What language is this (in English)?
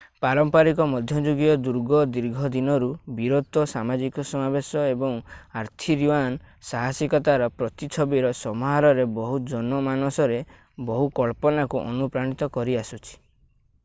Odia